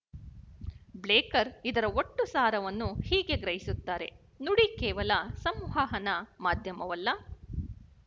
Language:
Kannada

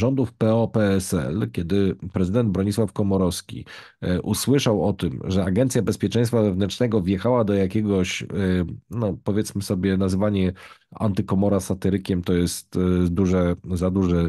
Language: Polish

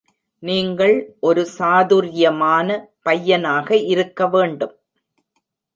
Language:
Tamil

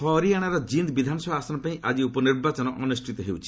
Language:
Odia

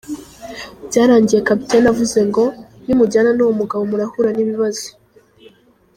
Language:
Kinyarwanda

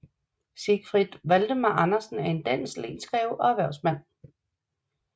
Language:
Danish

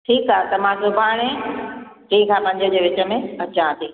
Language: Sindhi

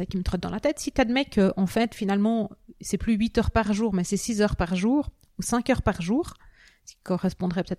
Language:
French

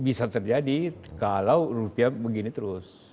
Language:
Indonesian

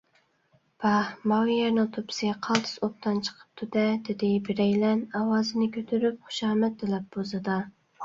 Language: Uyghur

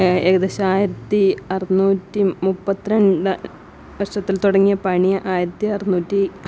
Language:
Malayalam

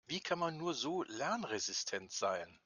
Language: German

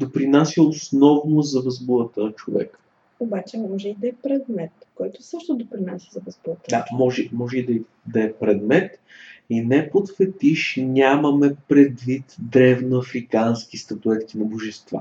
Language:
Bulgarian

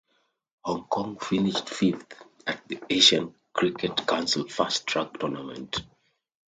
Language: English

